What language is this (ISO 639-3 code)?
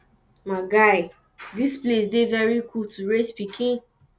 pcm